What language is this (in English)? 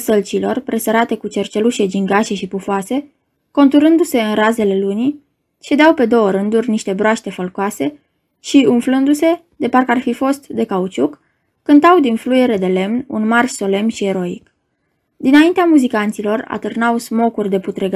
Romanian